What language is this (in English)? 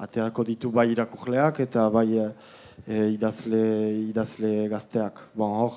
Italian